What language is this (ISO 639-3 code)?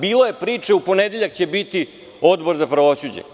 srp